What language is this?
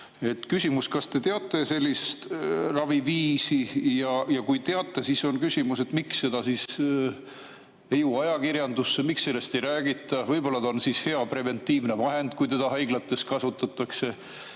Estonian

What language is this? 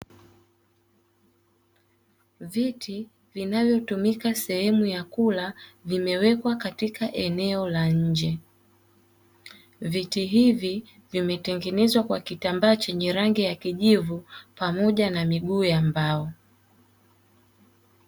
Swahili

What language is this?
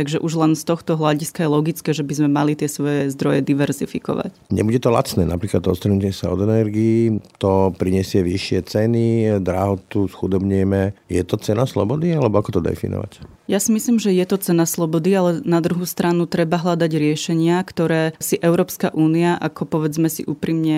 Slovak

